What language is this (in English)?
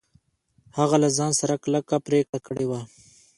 Pashto